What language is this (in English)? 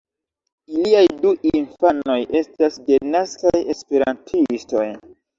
Esperanto